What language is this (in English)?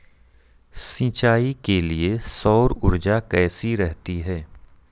Hindi